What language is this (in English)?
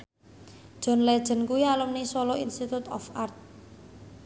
Javanese